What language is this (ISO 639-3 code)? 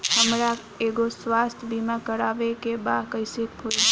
bho